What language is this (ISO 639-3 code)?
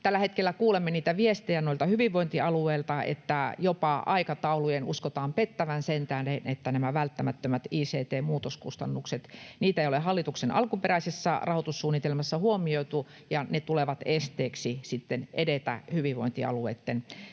fin